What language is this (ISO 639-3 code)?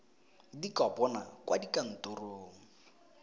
tsn